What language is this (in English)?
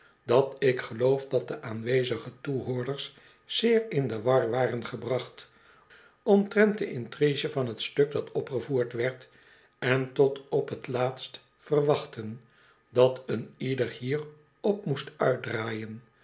Dutch